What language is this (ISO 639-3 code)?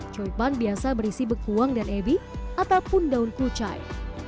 ind